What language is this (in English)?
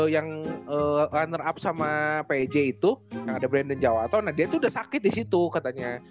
Indonesian